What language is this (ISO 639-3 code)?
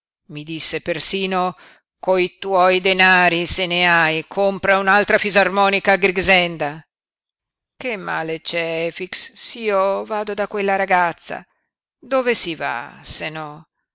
ita